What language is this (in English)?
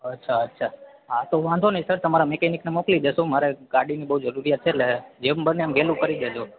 Gujarati